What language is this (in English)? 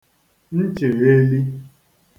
Igbo